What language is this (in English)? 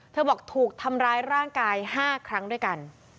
Thai